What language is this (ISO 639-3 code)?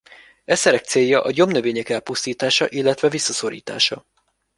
hun